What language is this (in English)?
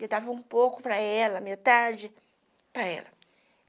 Portuguese